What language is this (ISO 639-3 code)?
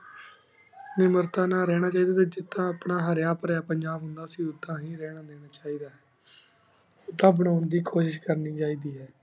pan